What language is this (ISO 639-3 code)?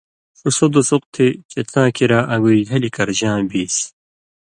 mvy